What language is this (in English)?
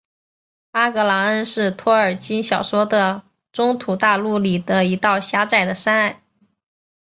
Chinese